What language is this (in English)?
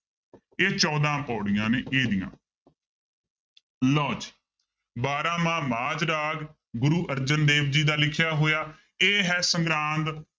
Punjabi